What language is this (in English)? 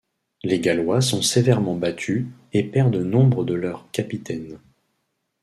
French